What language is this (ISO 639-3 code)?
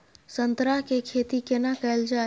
mai